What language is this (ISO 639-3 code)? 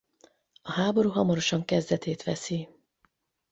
hun